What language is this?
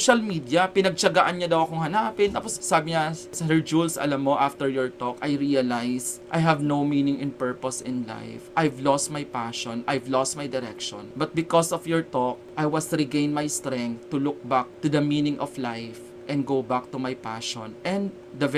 Filipino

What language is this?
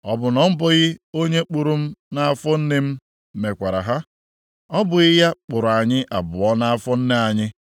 Igbo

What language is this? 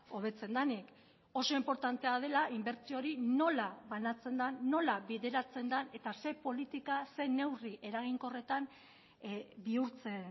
Basque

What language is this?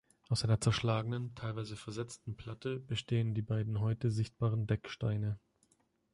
German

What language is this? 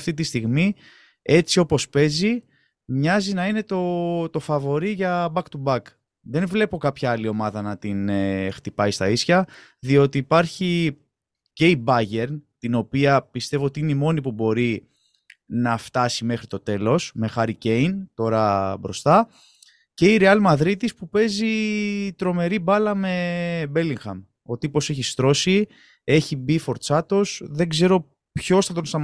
Greek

